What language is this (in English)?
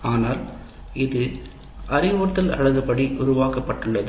Tamil